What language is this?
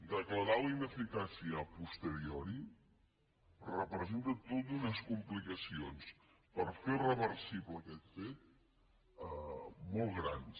Catalan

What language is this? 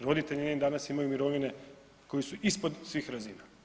Croatian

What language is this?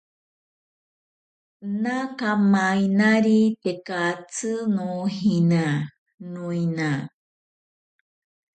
Ashéninka Perené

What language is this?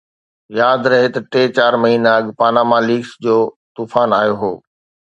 Sindhi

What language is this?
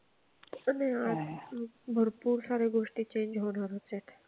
Marathi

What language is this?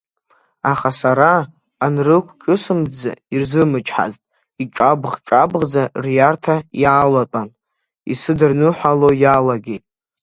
Abkhazian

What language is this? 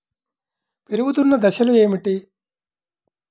Telugu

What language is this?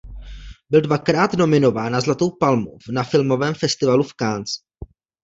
Czech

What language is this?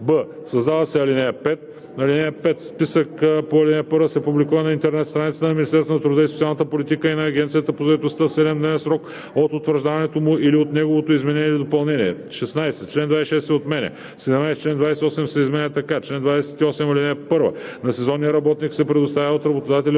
Bulgarian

